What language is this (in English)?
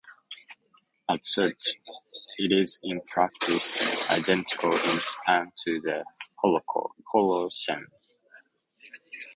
English